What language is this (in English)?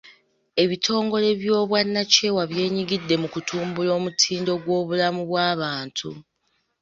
Ganda